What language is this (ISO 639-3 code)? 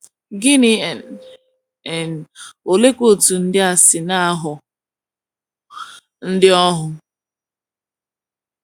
ibo